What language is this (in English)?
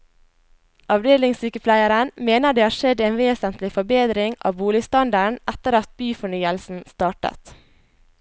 Norwegian